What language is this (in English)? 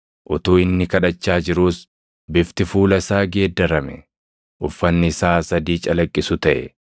Oromo